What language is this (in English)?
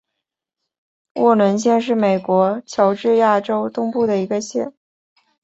Chinese